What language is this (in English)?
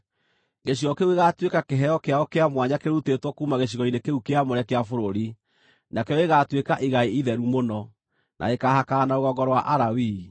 Kikuyu